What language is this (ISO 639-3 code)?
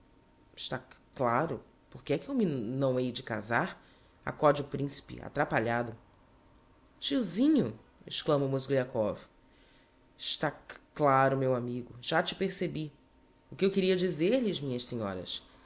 por